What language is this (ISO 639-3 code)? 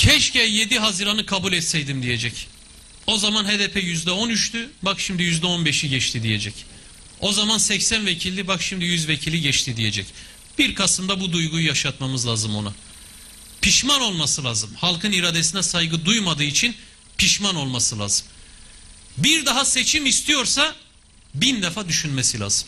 tur